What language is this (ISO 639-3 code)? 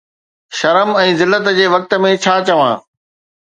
snd